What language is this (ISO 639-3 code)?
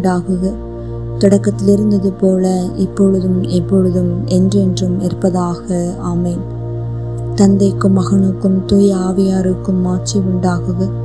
tam